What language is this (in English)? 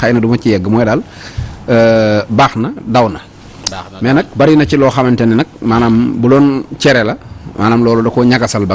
Indonesian